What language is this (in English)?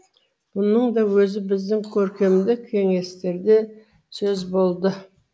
Kazakh